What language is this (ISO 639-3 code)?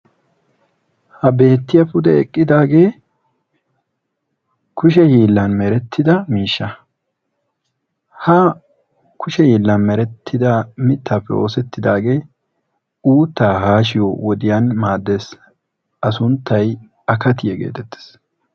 wal